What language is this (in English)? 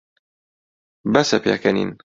Central Kurdish